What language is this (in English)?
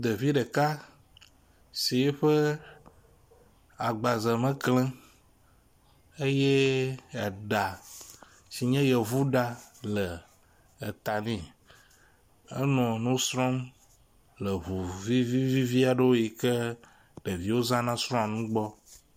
Ewe